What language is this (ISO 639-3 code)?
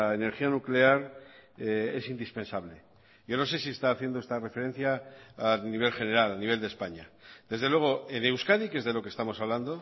spa